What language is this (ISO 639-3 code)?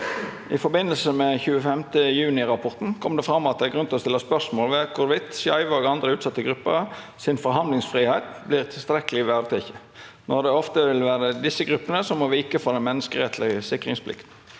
nor